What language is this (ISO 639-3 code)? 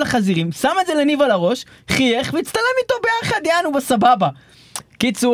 heb